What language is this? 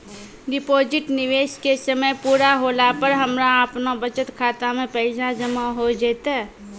Maithili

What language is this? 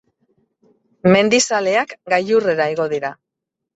Basque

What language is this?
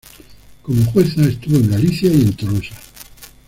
Spanish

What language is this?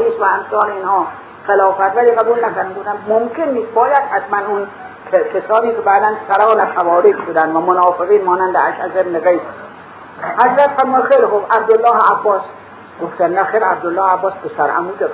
Persian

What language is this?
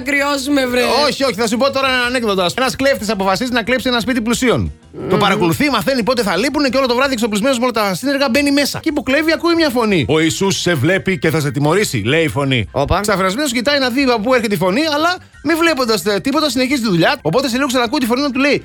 Greek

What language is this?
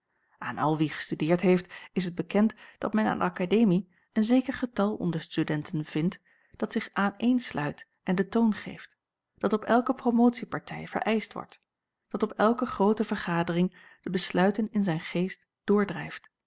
Dutch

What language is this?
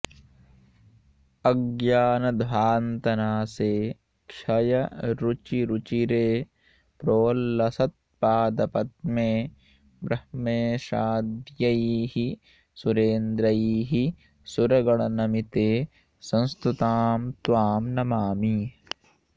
Sanskrit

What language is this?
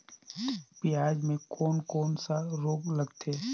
Chhattisgarhi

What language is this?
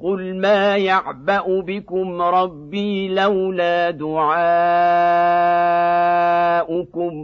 Arabic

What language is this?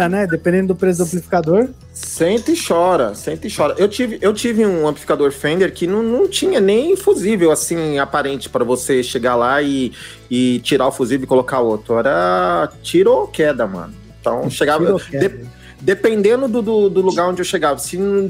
Portuguese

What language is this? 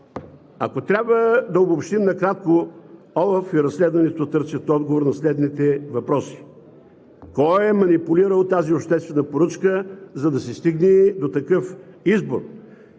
Bulgarian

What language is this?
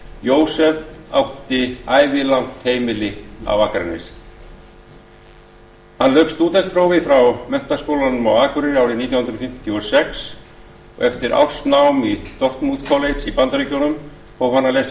Icelandic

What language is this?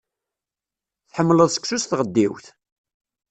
Kabyle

